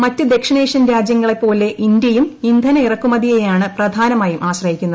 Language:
Malayalam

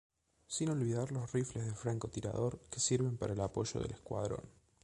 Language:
Spanish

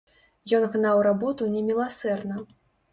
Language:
Belarusian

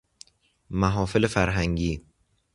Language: Persian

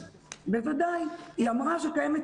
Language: Hebrew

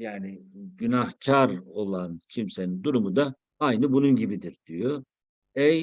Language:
Turkish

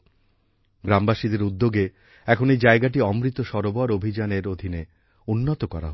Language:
Bangla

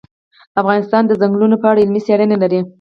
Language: Pashto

